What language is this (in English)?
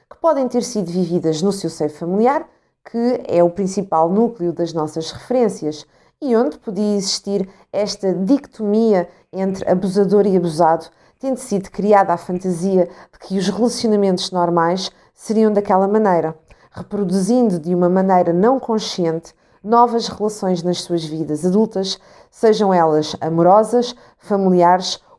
Portuguese